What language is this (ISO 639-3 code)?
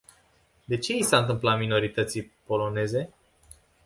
ron